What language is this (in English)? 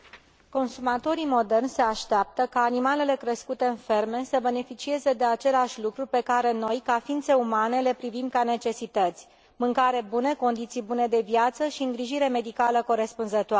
Romanian